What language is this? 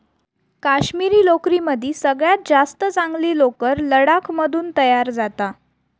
Marathi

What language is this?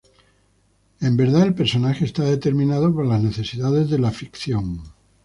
Spanish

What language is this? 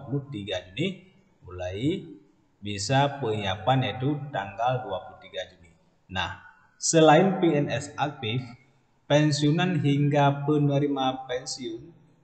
Indonesian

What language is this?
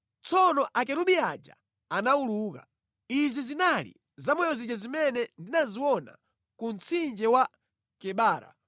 Nyanja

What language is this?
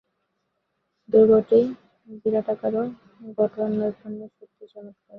Bangla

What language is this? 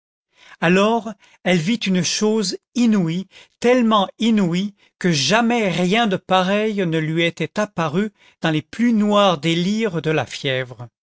French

